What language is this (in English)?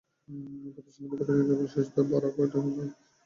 Bangla